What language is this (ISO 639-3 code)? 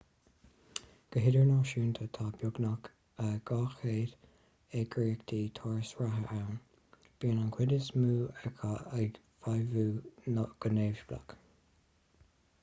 gle